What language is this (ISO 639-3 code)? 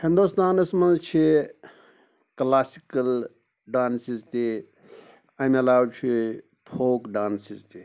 kas